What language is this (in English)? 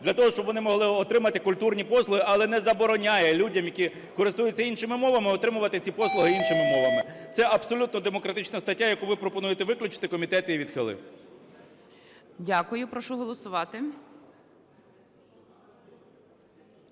Ukrainian